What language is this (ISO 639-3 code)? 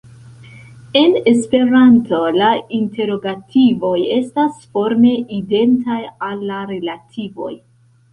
epo